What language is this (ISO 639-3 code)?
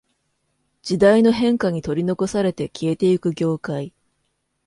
jpn